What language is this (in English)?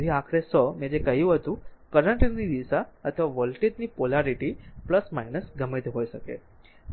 Gujarati